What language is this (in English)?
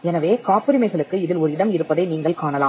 Tamil